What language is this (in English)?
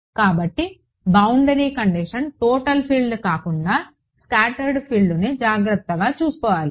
Telugu